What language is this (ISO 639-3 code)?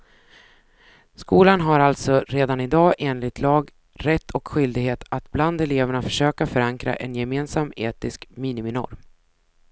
swe